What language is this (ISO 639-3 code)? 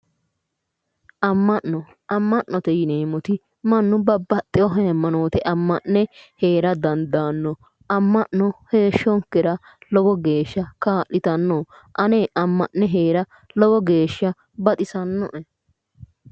sid